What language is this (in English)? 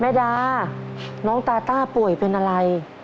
Thai